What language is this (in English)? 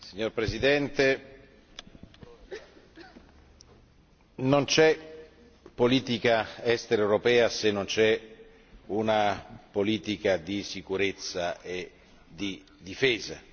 Italian